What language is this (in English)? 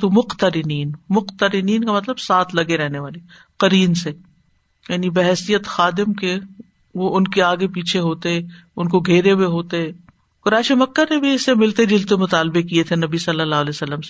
Urdu